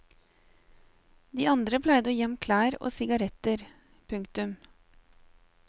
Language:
Norwegian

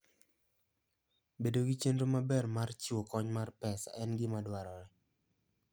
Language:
Luo (Kenya and Tanzania)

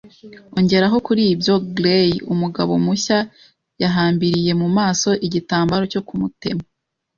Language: Kinyarwanda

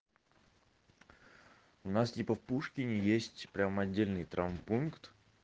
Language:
Russian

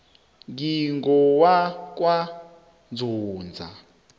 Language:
South Ndebele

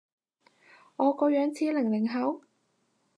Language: Cantonese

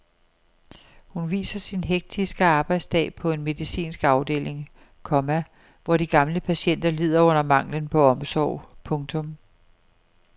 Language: Danish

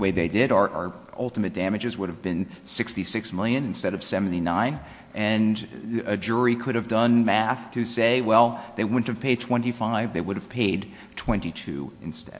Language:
English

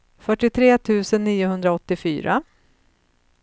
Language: Swedish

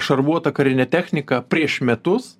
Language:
Lithuanian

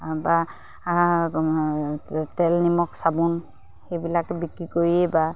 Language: Assamese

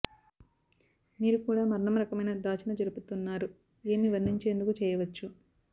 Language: Telugu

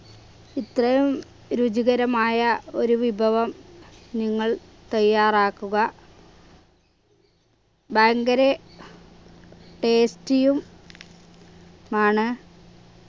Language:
Malayalam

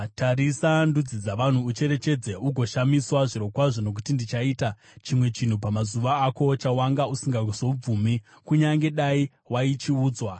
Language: Shona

